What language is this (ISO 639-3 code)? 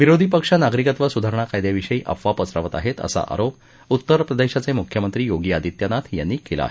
mar